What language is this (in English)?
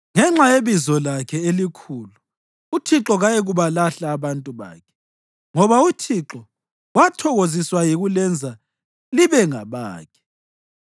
North Ndebele